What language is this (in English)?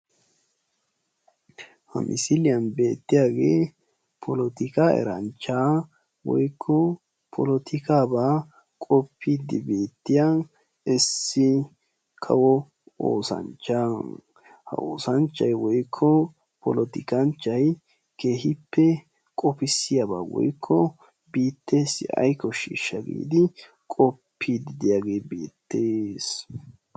Wolaytta